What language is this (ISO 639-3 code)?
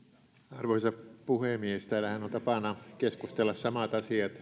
fin